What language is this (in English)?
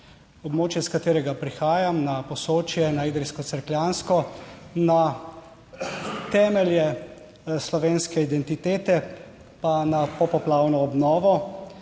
Slovenian